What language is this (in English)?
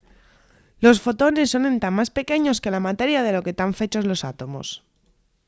Asturian